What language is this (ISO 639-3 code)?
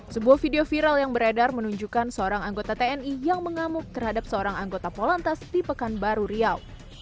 ind